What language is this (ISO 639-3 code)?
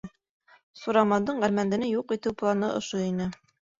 bak